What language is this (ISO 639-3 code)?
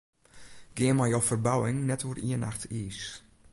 fry